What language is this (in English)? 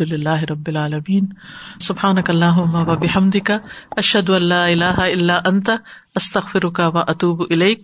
Urdu